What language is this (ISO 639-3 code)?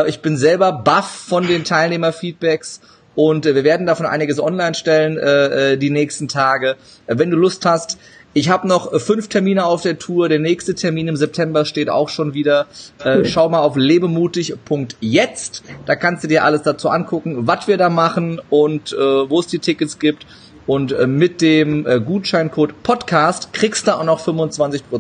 deu